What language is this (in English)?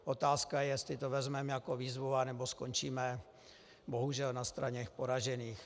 Czech